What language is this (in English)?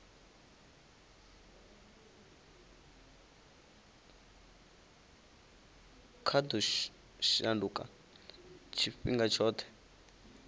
Venda